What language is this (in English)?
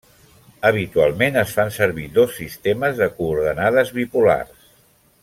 Catalan